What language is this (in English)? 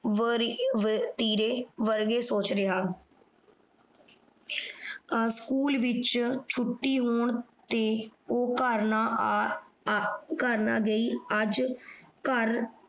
Punjabi